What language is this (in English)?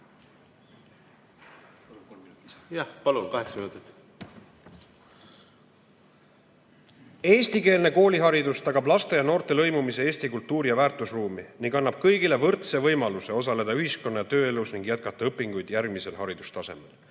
Estonian